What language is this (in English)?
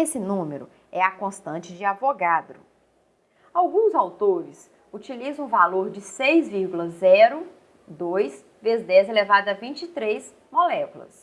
Portuguese